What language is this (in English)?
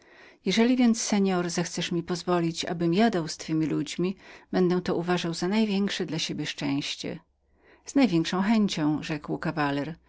Polish